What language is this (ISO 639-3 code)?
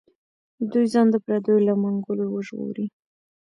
pus